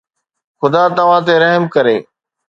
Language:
Sindhi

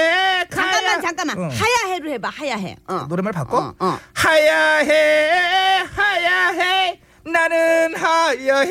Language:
Korean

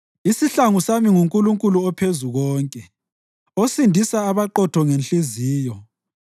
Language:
North Ndebele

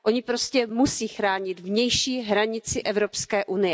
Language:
Czech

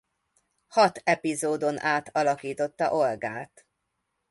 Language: Hungarian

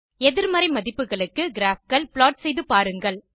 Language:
Tamil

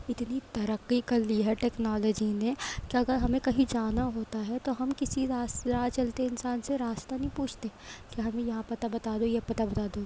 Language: Urdu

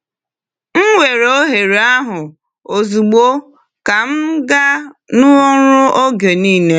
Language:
Igbo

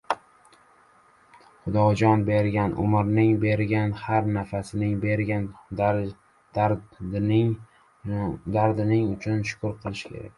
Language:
Uzbek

